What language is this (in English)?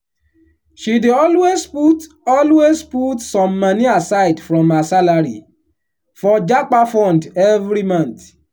Nigerian Pidgin